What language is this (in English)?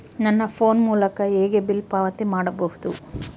Kannada